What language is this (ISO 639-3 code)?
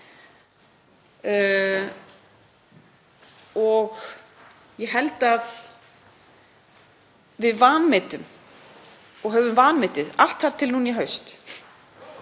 isl